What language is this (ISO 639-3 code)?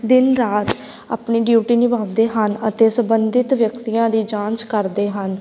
pan